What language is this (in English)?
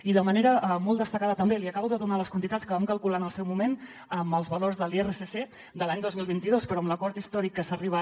Catalan